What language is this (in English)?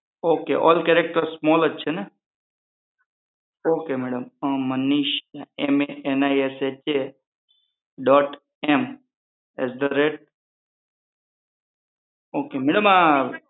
Gujarati